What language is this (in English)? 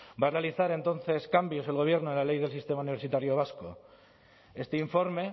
Spanish